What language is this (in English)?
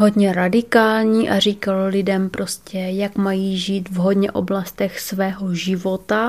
Czech